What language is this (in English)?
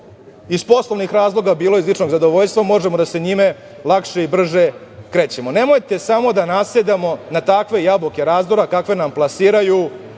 Serbian